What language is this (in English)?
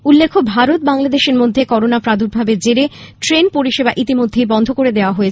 Bangla